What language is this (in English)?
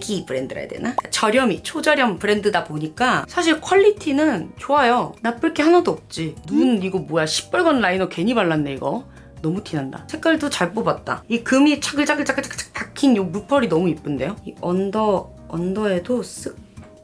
Korean